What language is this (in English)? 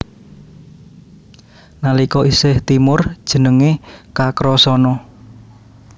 Javanese